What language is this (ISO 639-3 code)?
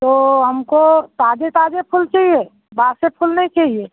hin